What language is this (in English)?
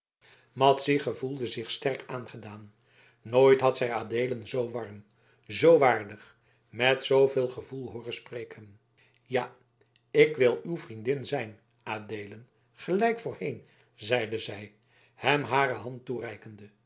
Dutch